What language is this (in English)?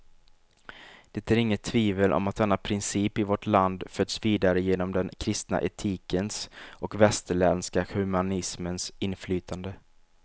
Swedish